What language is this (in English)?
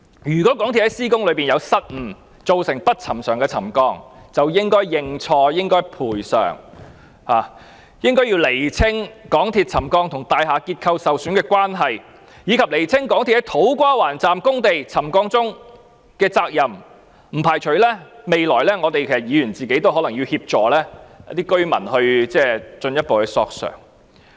Cantonese